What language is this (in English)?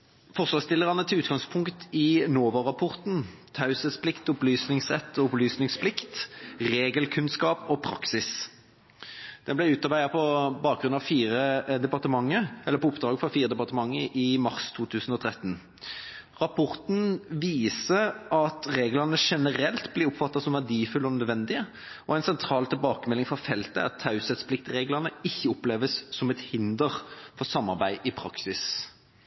Norwegian Bokmål